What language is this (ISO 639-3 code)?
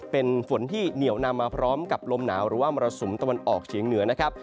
tha